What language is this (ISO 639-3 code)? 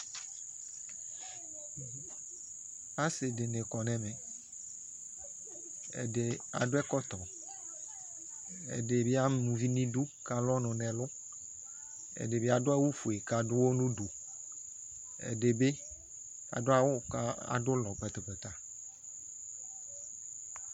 kpo